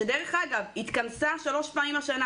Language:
Hebrew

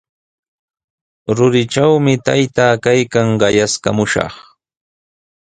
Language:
Sihuas Ancash Quechua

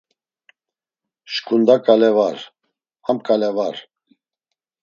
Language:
Laz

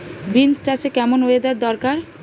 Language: Bangla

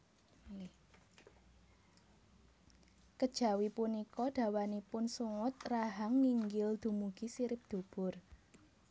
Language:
Javanese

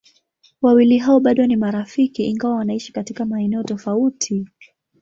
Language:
Swahili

